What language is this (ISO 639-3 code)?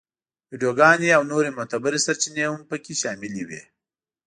pus